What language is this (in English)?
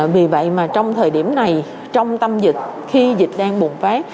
Vietnamese